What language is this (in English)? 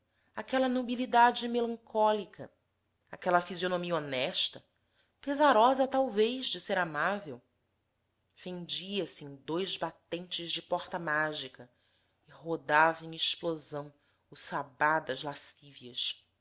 Portuguese